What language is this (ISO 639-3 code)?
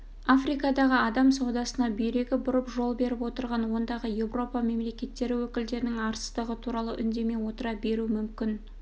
kaz